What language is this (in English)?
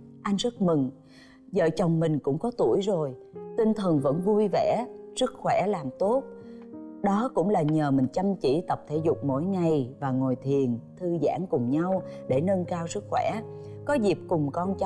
Vietnamese